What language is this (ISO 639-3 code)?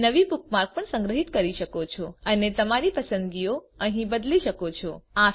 guj